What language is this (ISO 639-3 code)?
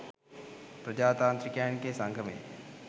sin